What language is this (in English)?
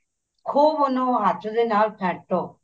Punjabi